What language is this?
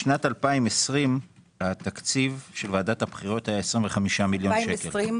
Hebrew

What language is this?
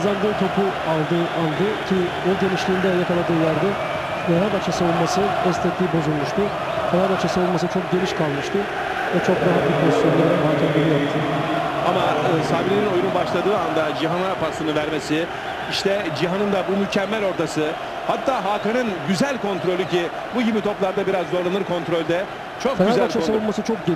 Turkish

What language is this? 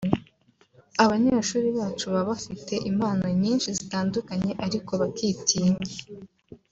Kinyarwanda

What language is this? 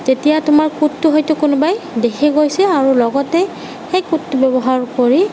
Assamese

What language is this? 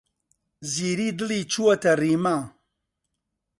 Central Kurdish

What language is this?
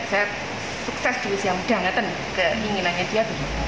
Indonesian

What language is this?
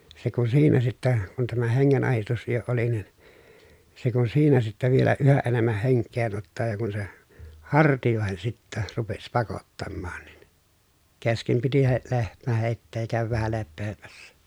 Finnish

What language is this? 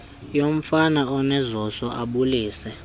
Xhosa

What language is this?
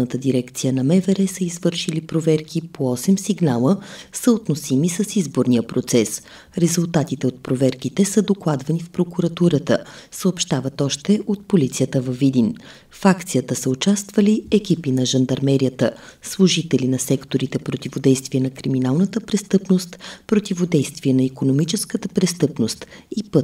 Bulgarian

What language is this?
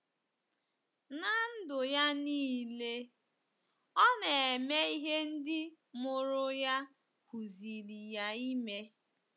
Igbo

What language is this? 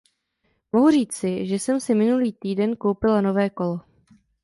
Czech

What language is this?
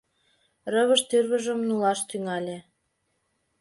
Mari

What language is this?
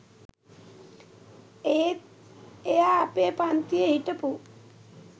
Sinhala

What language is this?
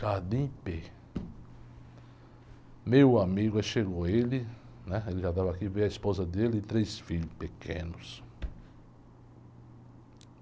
Portuguese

